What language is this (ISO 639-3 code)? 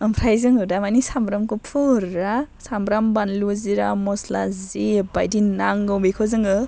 brx